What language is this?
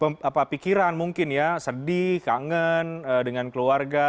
Indonesian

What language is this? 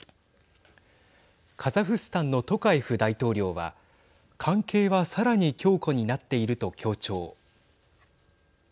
Japanese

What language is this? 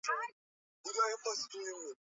Swahili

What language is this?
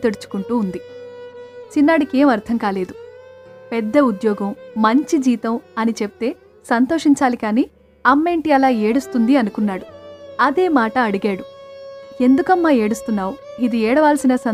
Telugu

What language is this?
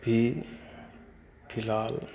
Maithili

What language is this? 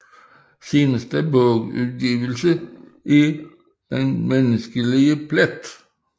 Danish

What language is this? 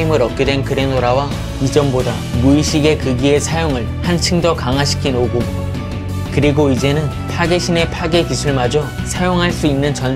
Korean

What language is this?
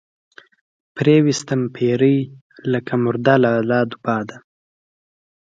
Pashto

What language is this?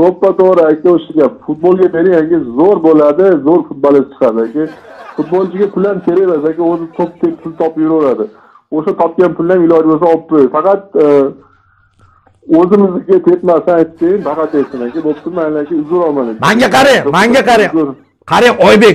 Turkish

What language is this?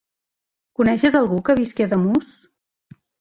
Catalan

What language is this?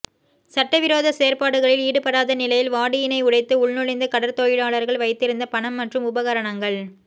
Tamil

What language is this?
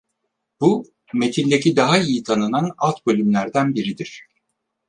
Turkish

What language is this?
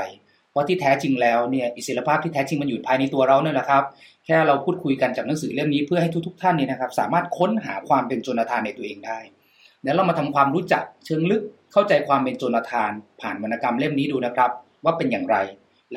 Thai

